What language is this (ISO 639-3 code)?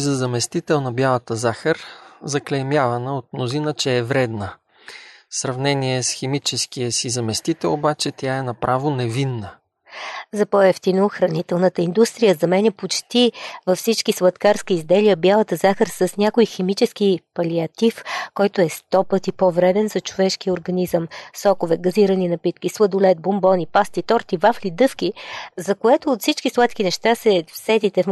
bul